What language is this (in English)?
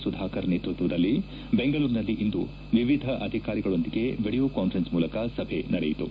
Kannada